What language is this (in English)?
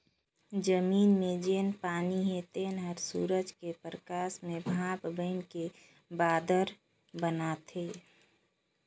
Chhattisgarhi